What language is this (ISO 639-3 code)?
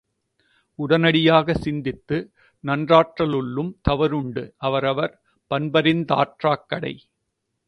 tam